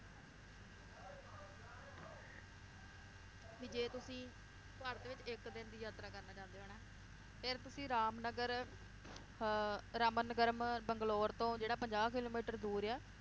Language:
Punjabi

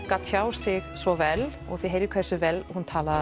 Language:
Icelandic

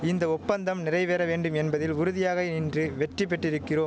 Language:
Tamil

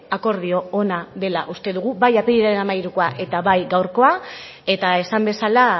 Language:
Basque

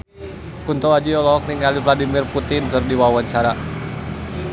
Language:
Sundanese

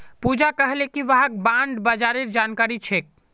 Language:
Magahi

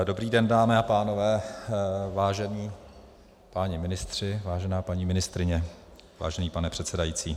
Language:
Czech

